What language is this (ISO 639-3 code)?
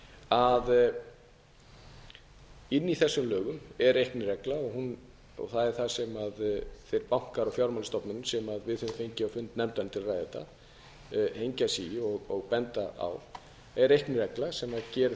isl